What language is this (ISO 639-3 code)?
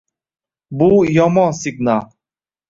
uzb